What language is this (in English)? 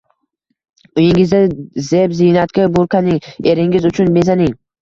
Uzbek